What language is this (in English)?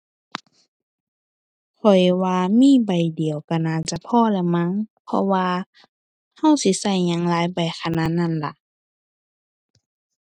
Thai